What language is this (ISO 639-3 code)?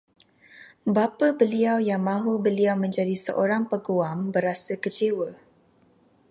msa